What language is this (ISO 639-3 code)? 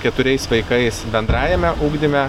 lit